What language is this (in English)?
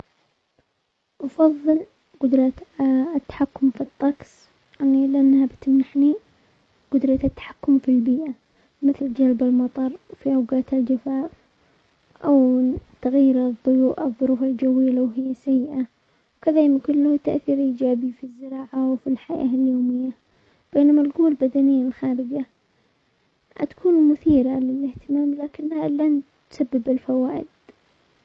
Omani Arabic